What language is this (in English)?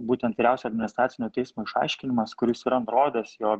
Lithuanian